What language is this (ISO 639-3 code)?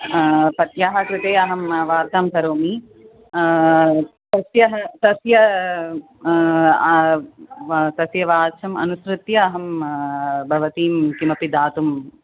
san